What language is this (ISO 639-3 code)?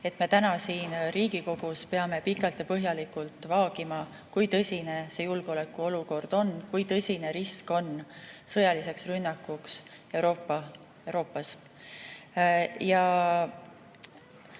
est